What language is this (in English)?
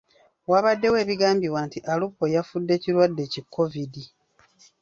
Ganda